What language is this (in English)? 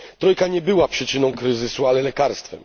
Polish